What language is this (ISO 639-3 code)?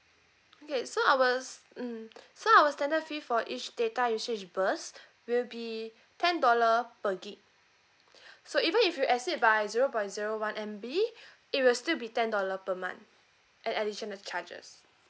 eng